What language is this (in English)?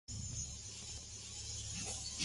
Spanish